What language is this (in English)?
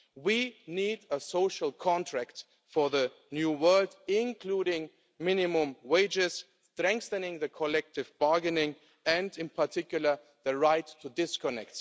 English